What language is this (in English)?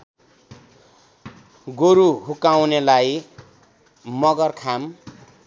Nepali